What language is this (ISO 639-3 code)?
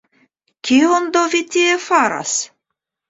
epo